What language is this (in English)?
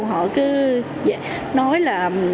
Vietnamese